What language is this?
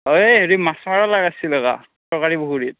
Assamese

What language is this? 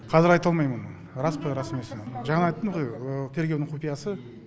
Kazakh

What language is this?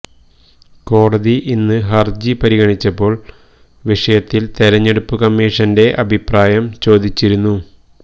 Malayalam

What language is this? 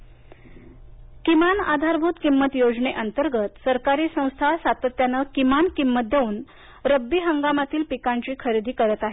Marathi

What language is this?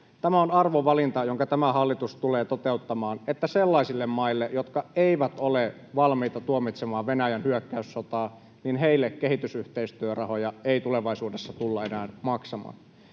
Finnish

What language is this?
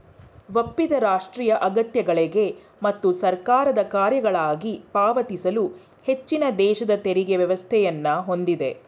Kannada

